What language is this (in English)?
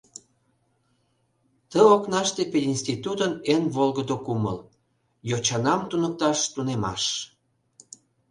Mari